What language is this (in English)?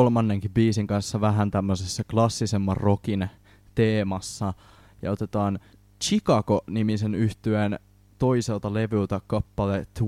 Finnish